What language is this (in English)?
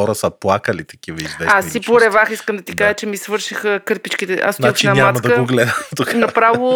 Bulgarian